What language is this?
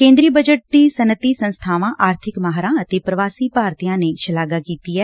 Punjabi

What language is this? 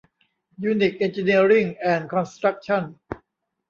Thai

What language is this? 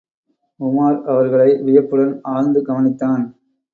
Tamil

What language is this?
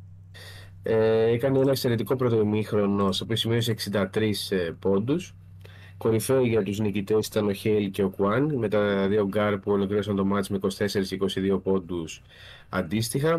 Greek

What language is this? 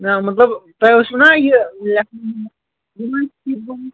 Kashmiri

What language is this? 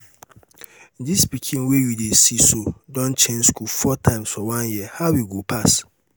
Nigerian Pidgin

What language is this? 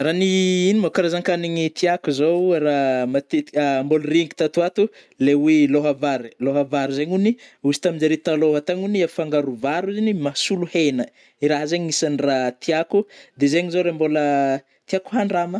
Northern Betsimisaraka Malagasy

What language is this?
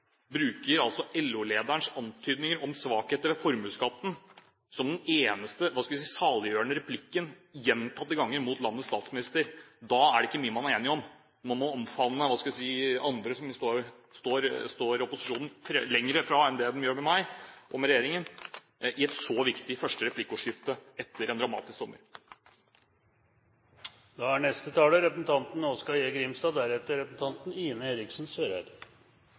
Norwegian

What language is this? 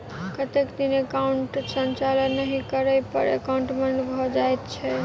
Maithili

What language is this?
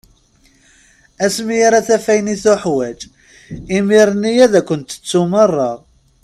Kabyle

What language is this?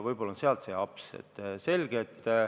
Estonian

